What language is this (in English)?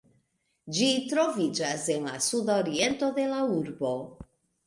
Esperanto